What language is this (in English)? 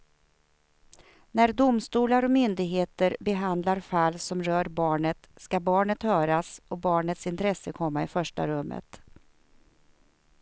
Swedish